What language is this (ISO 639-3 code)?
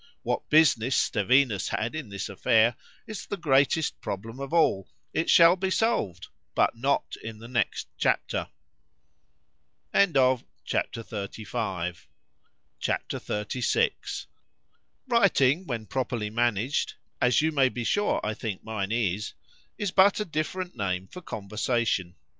eng